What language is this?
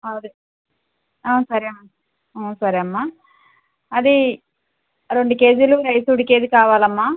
Telugu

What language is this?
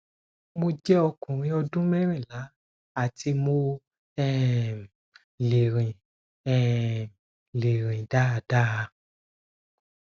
Yoruba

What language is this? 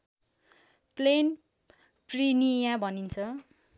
Nepali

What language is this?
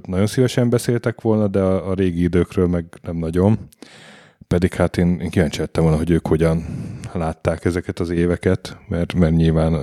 Hungarian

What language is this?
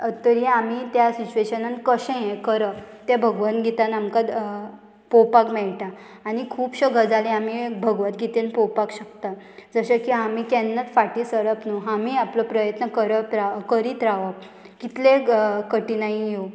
Konkani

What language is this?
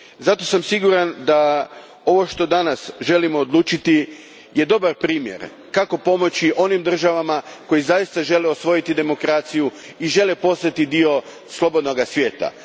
Croatian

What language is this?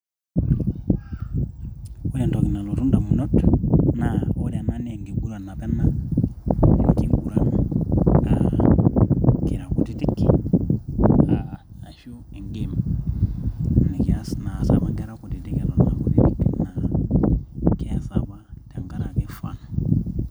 Masai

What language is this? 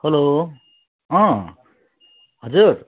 Nepali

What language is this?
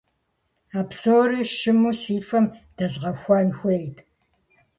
Kabardian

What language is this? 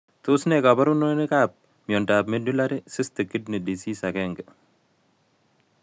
Kalenjin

